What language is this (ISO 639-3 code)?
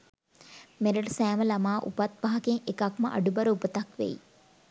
sin